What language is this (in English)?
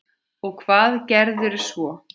Icelandic